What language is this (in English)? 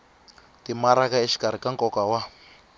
Tsonga